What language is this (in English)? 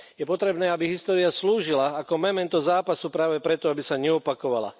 Slovak